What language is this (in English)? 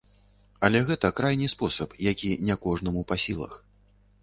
Belarusian